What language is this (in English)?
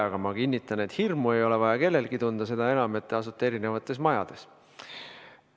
Estonian